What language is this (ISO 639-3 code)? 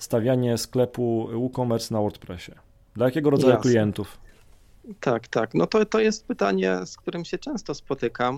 pol